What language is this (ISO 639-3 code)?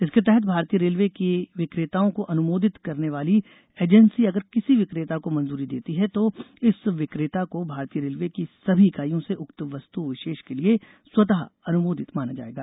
hin